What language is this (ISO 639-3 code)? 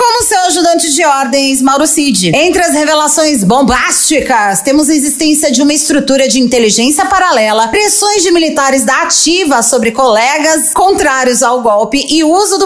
por